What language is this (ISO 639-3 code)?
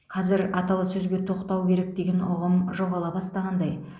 kaz